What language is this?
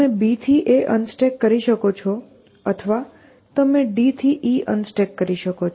Gujarati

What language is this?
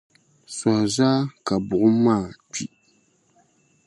Dagbani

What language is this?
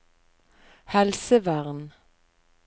Norwegian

